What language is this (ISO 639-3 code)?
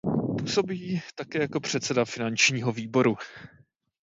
ces